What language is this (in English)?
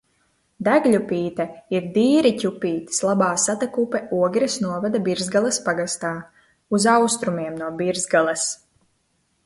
Latvian